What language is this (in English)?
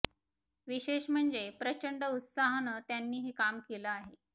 Marathi